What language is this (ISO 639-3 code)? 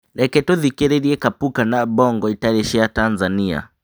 kik